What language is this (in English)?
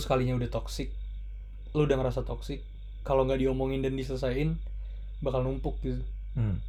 Indonesian